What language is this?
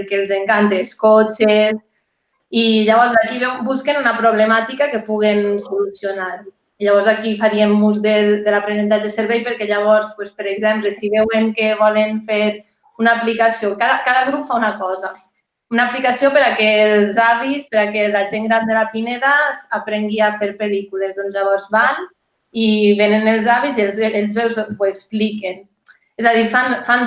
Catalan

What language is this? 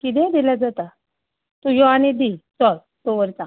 Konkani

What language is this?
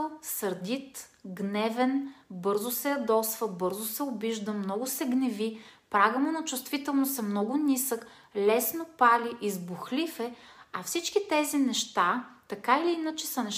Bulgarian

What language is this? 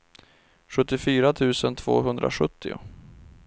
Swedish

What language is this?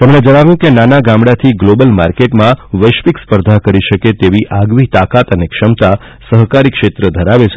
Gujarati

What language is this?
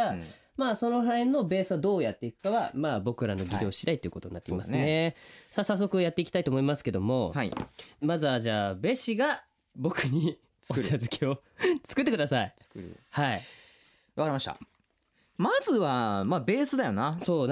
Japanese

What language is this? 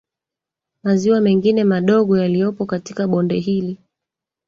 Swahili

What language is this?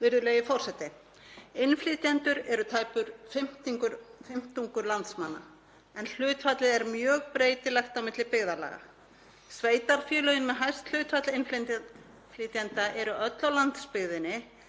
Icelandic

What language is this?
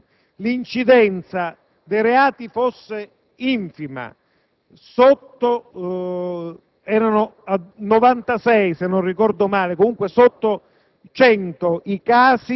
Italian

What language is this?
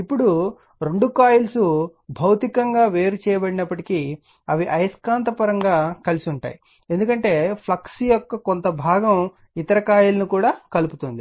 Telugu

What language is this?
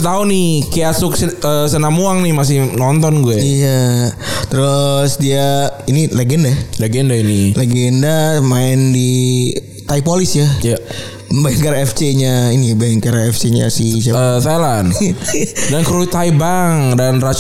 Indonesian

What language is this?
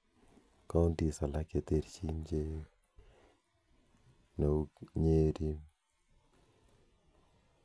Kalenjin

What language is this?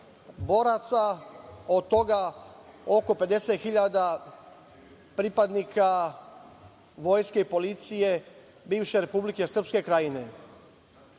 Serbian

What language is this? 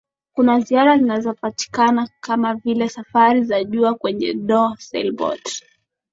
Swahili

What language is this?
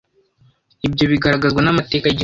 Kinyarwanda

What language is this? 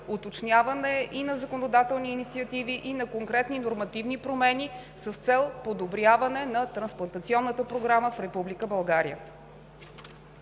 Bulgarian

